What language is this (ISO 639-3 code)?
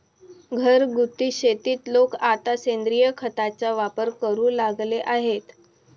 mar